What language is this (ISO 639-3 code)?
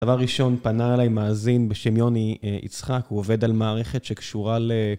heb